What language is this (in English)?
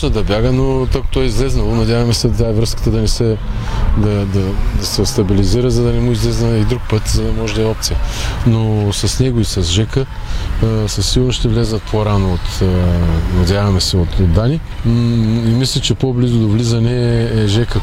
Bulgarian